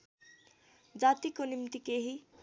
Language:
Nepali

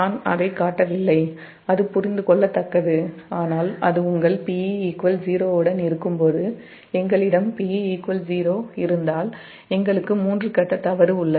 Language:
Tamil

